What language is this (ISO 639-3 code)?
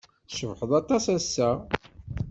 kab